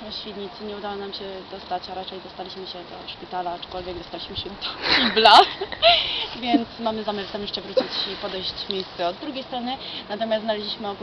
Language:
Polish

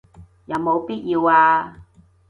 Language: Cantonese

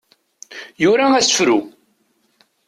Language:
Kabyle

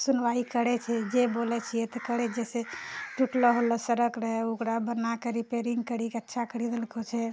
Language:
Maithili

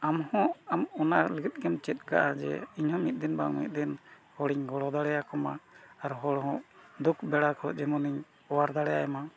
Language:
Santali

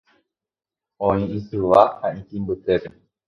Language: Guarani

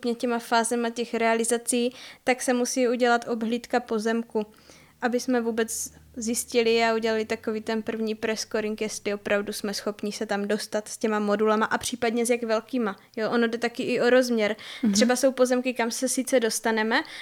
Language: Czech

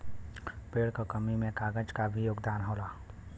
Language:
Bhojpuri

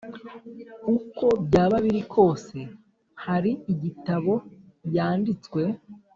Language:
Kinyarwanda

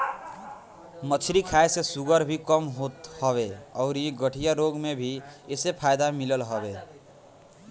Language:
Bhojpuri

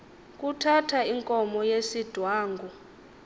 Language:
Xhosa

